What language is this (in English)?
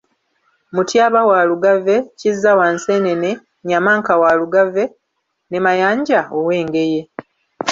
Ganda